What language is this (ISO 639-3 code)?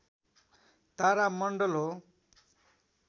nep